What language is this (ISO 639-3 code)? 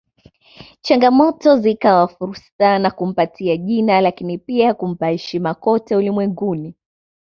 swa